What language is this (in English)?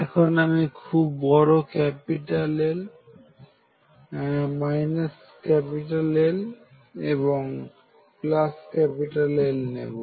Bangla